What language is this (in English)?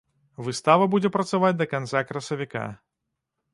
Belarusian